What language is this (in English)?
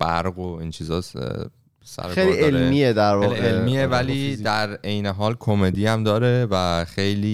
Persian